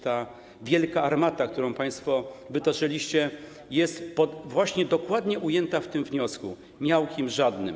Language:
Polish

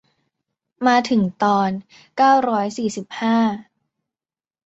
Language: Thai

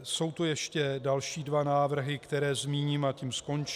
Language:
Czech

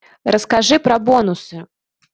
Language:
Russian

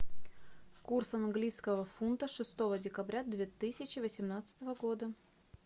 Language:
Russian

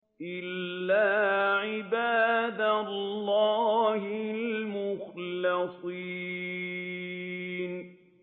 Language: Arabic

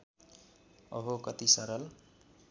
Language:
Nepali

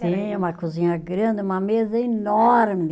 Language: Portuguese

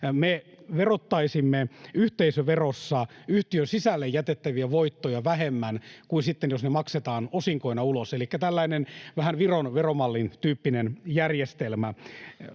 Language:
Finnish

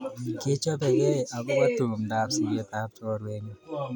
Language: Kalenjin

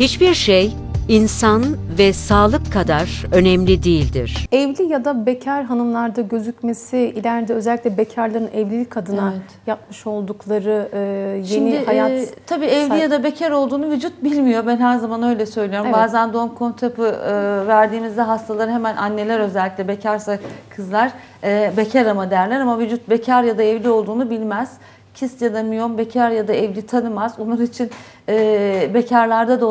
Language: Turkish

